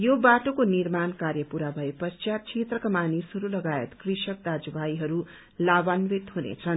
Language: Nepali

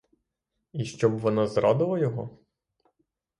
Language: Ukrainian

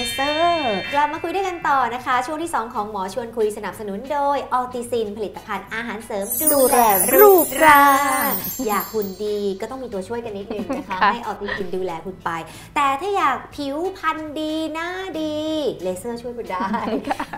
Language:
Thai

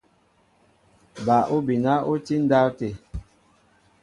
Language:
Mbo (Cameroon)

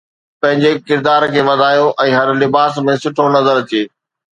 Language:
Sindhi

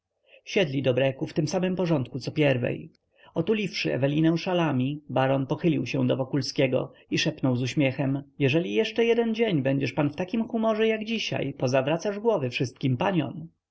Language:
Polish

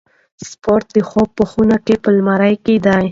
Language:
Pashto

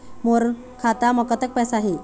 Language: Chhattisgarhi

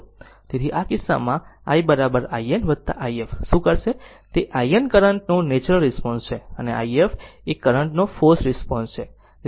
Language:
Gujarati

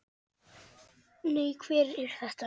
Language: Icelandic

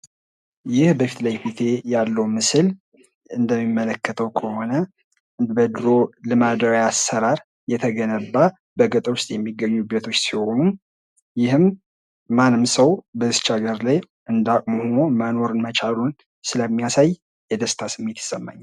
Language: Amharic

